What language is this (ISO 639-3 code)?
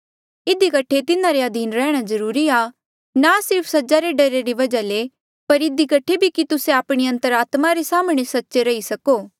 mjl